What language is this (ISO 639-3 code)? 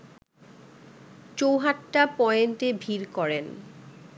ben